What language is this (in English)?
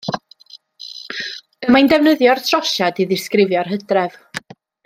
Welsh